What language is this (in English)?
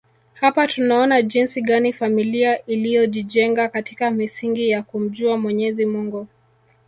Swahili